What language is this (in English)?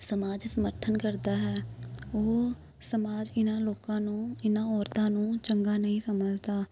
Punjabi